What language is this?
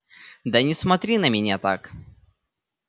Russian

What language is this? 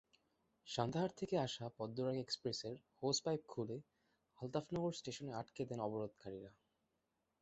Bangla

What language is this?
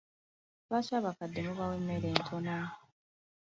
Ganda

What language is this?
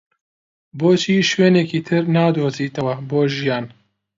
Central Kurdish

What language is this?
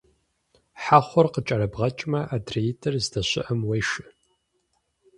Kabardian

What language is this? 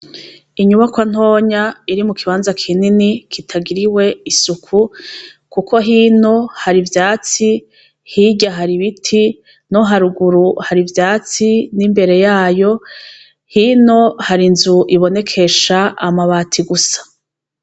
Rundi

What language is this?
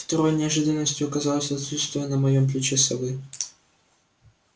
Russian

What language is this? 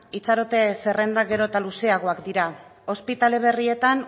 Basque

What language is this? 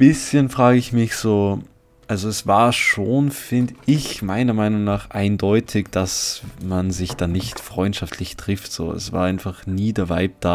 German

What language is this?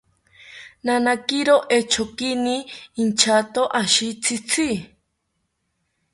South Ucayali Ashéninka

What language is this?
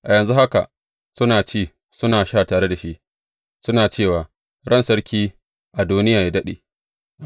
Hausa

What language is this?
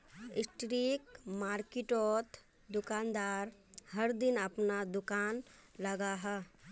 Magahi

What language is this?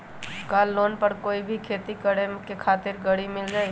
Magahi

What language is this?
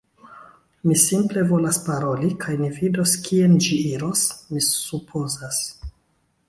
Esperanto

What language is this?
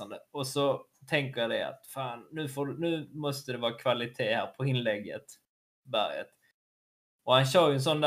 Swedish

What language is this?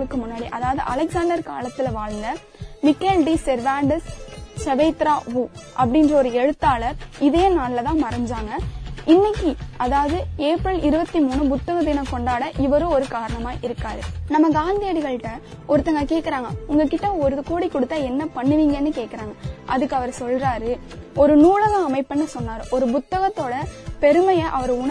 Tamil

